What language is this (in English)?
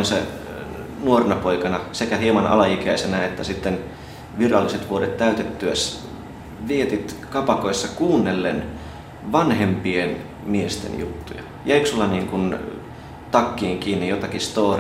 Finnish